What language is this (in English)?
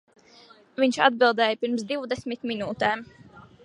Latvian